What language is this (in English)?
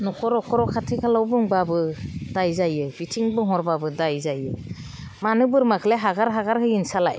Bodo